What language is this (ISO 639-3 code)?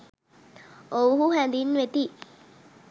sin